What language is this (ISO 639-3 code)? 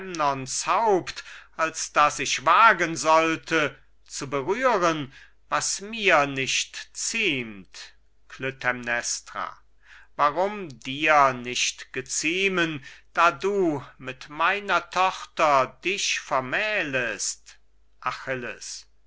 deu